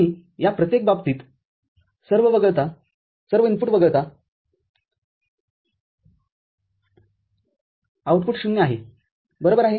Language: Marathi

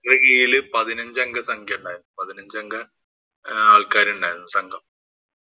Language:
Malayalam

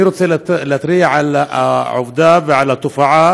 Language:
Hebrew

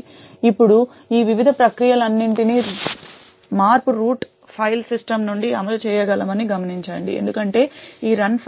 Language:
Telugu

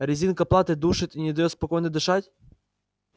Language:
Russian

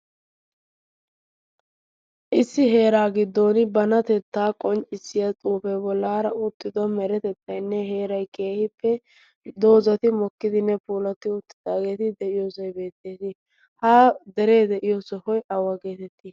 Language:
Wolaytta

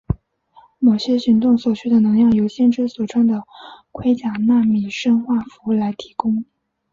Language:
Chinese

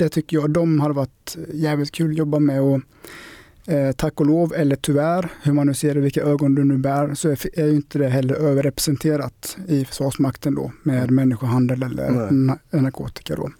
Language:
Swedish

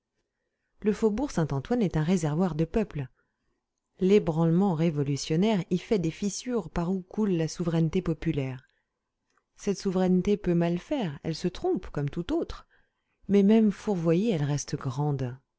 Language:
French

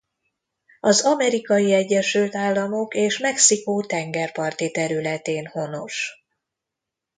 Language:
Hungarian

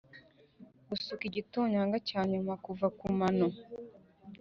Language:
Kinyarwanda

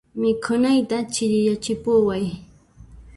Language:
Puno Quechua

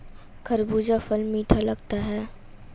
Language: Hindi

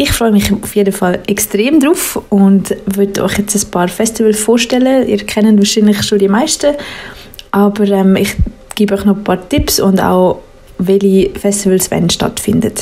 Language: German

